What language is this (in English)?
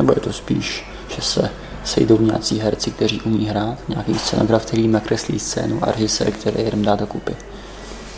Czech